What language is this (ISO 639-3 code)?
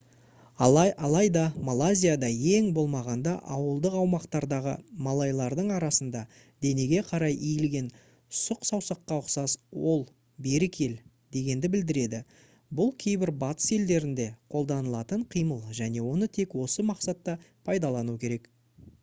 kaz